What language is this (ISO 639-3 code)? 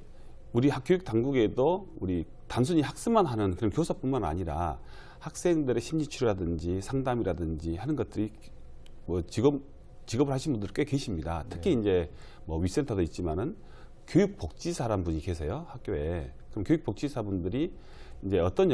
kor